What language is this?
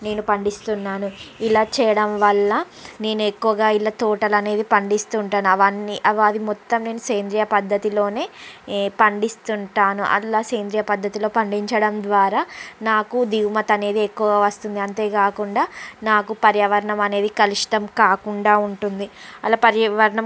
Telugu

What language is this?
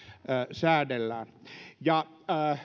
Finnish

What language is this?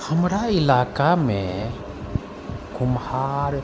Maithili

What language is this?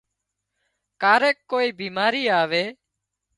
Wadiyara Koli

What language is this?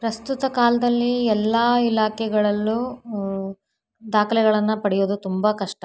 Kannada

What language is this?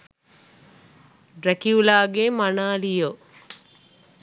Sinhala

